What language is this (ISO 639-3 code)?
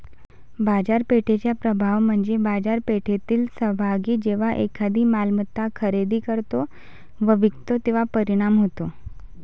mar